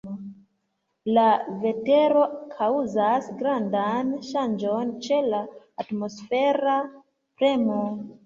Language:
Esperanto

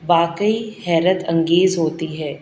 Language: Urdu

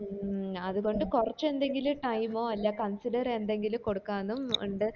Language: Malayalam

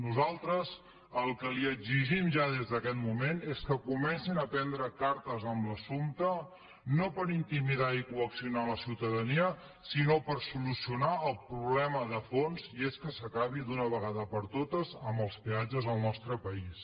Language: Catalan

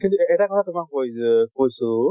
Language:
Assamese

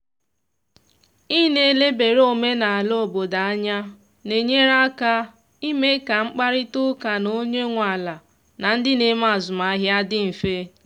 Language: Igbo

